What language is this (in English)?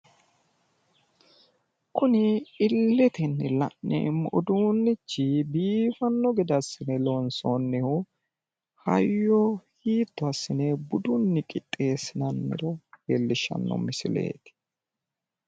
Sidamo